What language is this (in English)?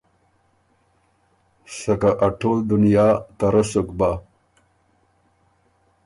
Ormuri